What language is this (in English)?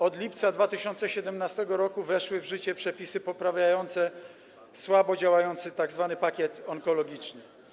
Polish